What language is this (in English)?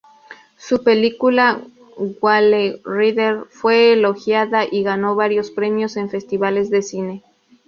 Spanish